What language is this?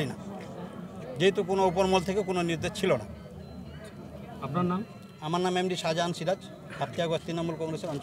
Indonesian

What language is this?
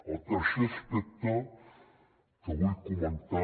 Catalan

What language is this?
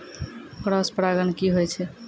Maithili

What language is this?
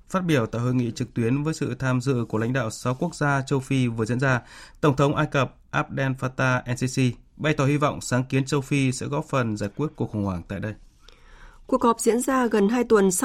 Vietnamese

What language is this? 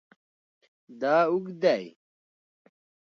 Pashto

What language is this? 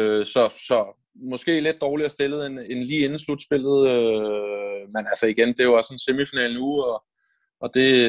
Danish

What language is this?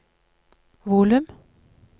Norwegian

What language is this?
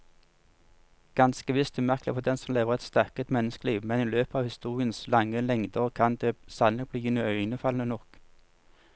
Norwegian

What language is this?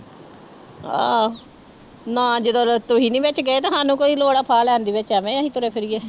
Punjabi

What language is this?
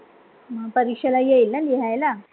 Marathi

